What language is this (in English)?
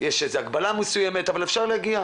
Hebrew